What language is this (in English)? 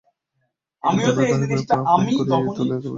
Bangla